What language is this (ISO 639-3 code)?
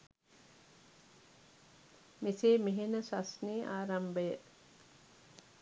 sin